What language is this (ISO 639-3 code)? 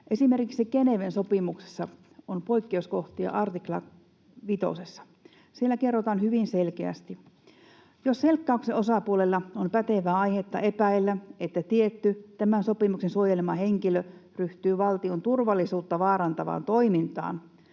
fin